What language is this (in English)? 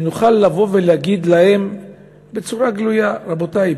Hebrew